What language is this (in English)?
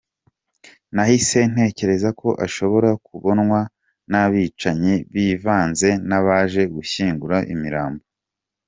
Kinyarwanda